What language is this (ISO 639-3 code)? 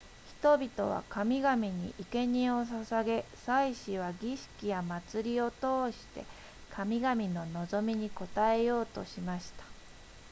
jpn